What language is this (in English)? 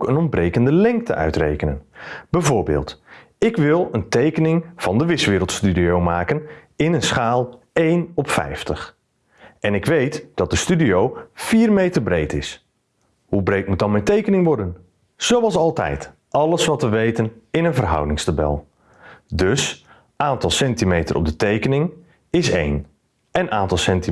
Dutch